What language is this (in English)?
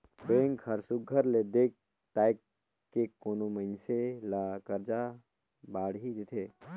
Chhattisgarhi